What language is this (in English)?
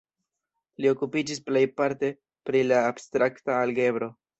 Esperanto